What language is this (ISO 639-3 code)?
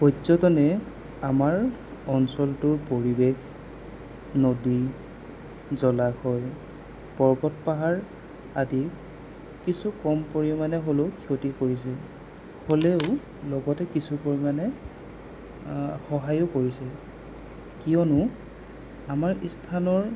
asm